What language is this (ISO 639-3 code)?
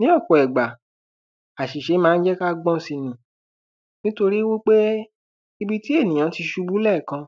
yor